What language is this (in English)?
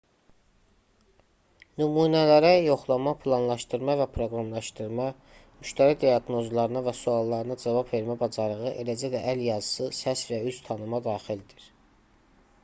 Azerbaijani